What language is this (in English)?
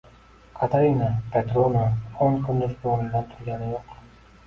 Uzbek